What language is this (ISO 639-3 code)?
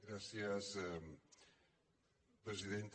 cat